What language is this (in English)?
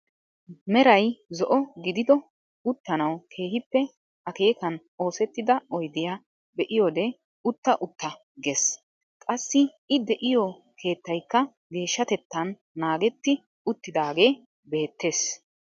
Wolaytta